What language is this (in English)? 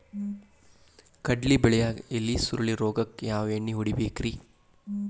Kannada